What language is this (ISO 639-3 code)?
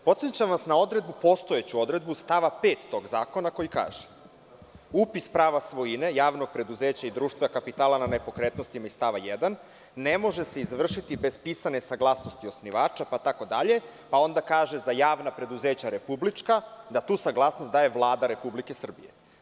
srp